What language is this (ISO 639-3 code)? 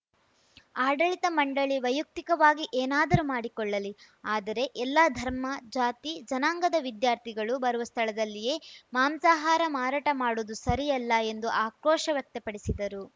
kan